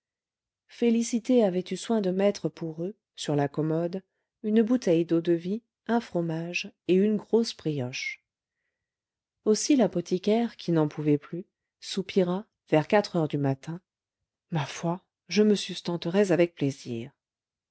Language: French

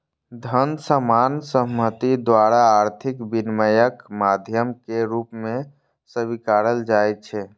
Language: Maithili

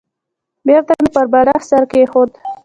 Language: Pashto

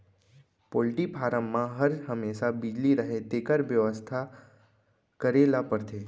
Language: Chhattisgarhi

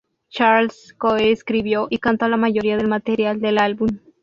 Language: Spanish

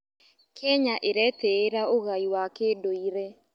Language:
Kikuyu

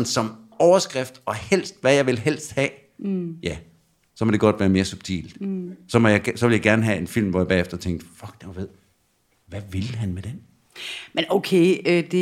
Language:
Danish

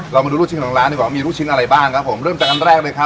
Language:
Thai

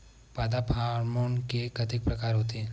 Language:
Chhattisgarhi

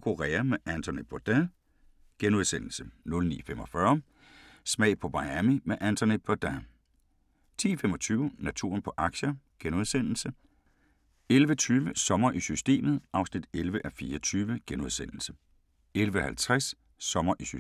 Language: Danish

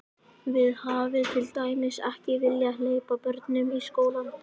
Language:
Icelandic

